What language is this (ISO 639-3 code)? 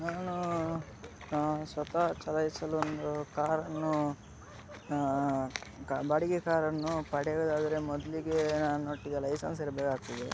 kan